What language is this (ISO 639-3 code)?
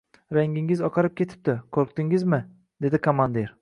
uzb